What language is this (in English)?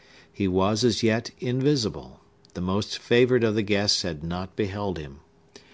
English